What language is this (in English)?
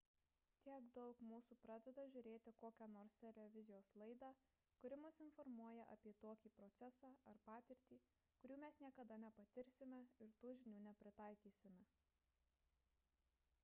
Lithuanian